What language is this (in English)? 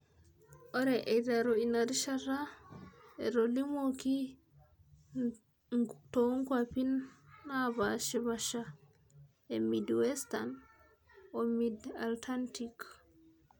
Masai